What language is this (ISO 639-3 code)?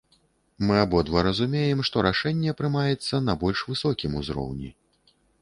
bel